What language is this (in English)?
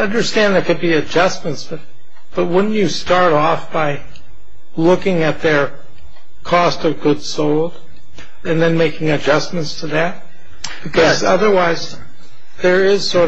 English